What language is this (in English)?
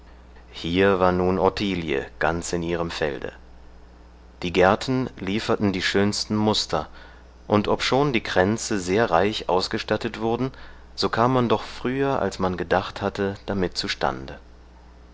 German